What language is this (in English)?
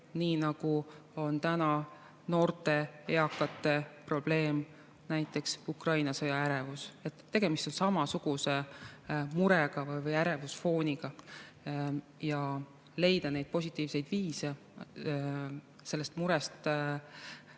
Estonian